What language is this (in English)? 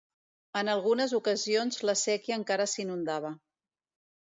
Catalan